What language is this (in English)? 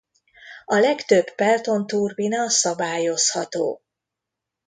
Hungarian